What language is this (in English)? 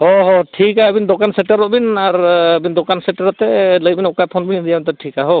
Santali